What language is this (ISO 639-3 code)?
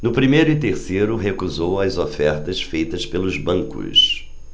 por